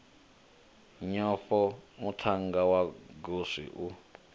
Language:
Venda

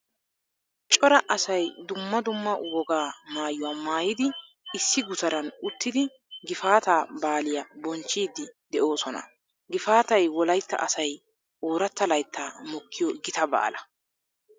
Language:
Wolaytta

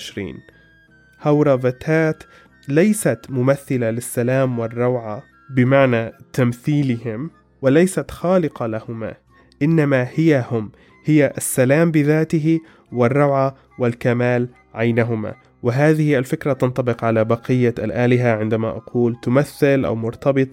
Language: Arabic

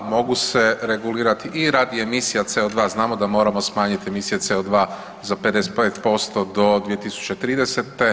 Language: Croatian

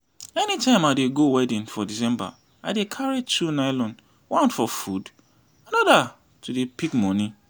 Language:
Nigerian Pidgin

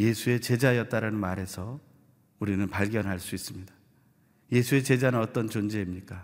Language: Korean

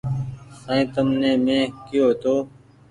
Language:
Goaria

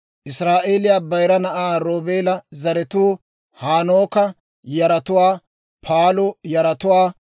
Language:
Dawro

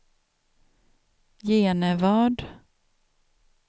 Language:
Swedish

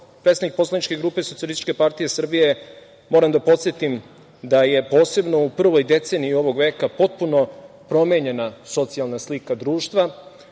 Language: Serbian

